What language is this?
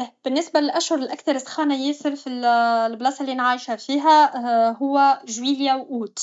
Tunisian Arabic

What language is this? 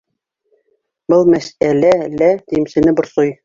Bashkir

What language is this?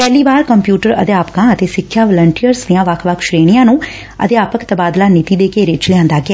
Punjabi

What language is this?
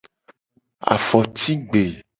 Gen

